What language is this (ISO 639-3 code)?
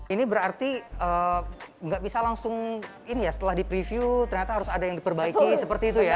ind